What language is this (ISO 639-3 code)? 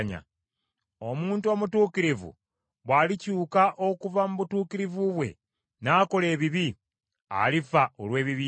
lug